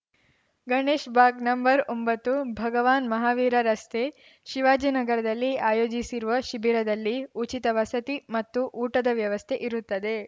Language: Kannada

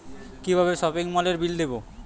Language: Bangla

